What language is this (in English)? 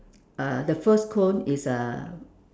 English